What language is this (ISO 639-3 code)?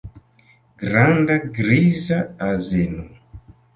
epo